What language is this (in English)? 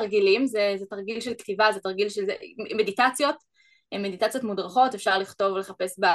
Hebrew